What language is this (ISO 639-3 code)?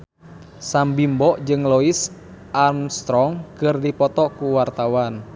sun